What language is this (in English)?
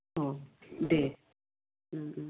Bodo